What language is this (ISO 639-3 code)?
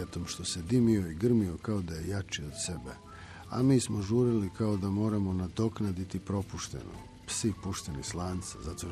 hrv